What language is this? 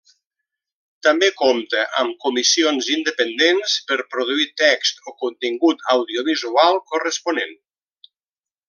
Catalan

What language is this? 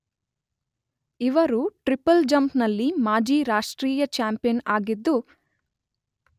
Kannada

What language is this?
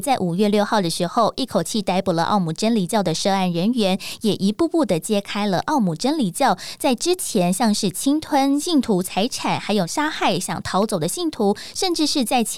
Chinese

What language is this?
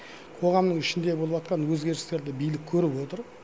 Kazakh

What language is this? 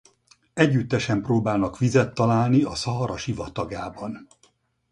Hungarian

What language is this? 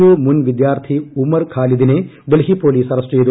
Malayalam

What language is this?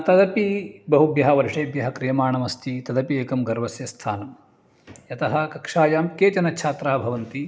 Sanskrit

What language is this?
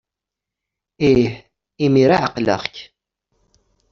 Kabyle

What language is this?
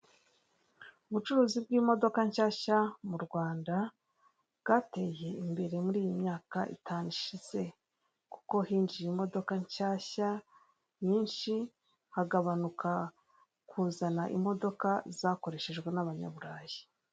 Kinyarwanda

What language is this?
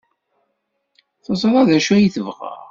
Kabyle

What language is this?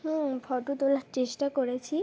Bangla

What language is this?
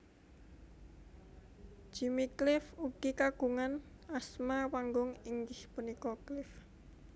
Javanese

